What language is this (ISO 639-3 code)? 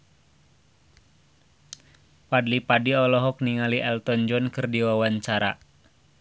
sun